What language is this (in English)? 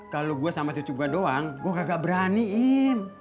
Indonesian